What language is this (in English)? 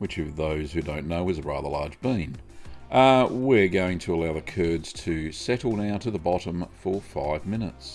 English